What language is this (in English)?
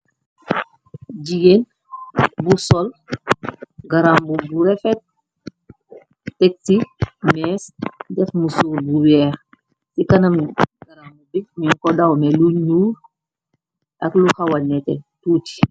Wolof